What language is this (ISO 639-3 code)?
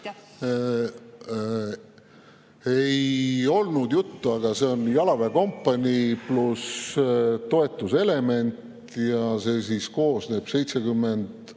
est